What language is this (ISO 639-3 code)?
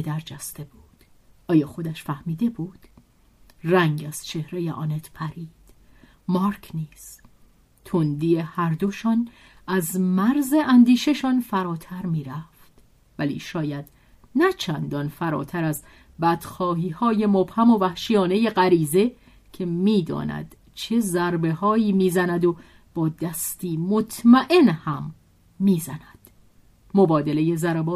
fas